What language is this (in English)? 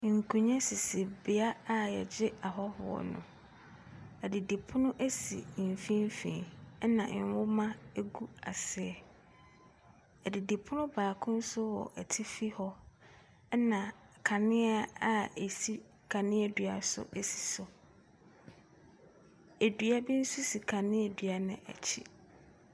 Akan